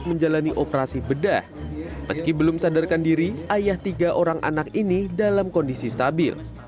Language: Indonesian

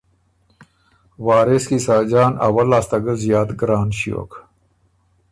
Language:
Ormuri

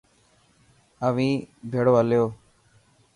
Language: Dhatki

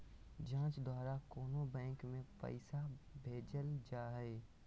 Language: Magahi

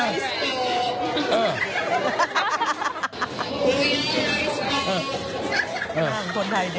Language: Thai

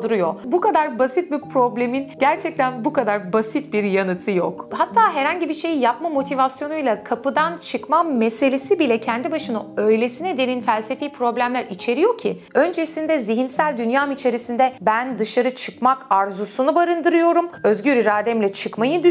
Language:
Turkish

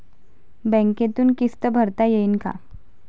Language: Marathi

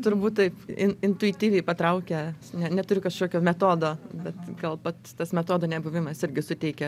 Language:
Lithuanian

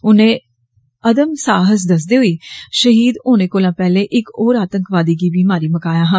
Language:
Dogri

